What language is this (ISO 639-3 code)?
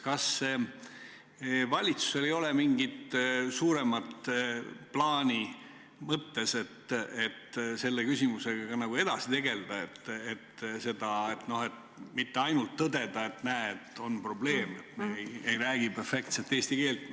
est